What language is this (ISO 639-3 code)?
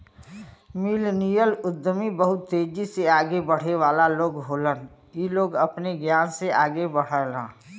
bho